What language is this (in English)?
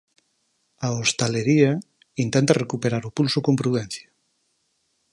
Galician